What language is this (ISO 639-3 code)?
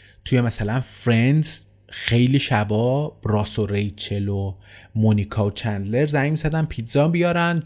fas